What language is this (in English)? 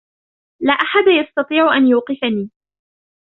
Arabic